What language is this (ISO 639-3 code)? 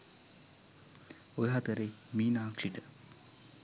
sin